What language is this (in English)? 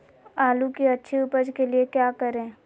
Magahi